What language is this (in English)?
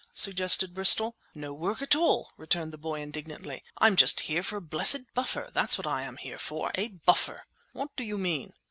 English